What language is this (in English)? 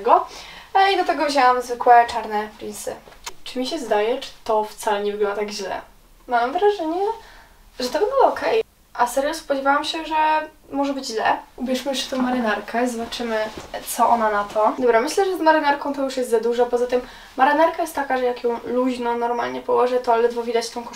Polish